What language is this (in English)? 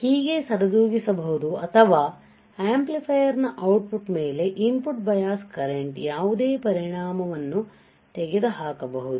Kannada